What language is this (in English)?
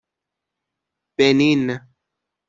Persian